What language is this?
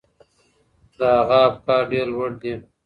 Pashto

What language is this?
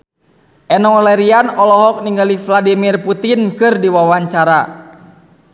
Sundanese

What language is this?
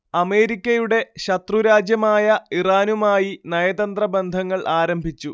Malayalam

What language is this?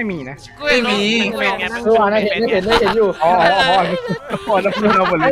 Thai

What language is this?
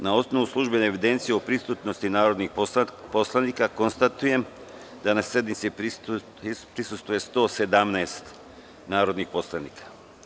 Serbian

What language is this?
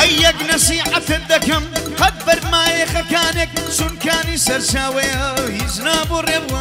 Arabic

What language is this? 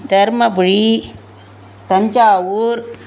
Tamil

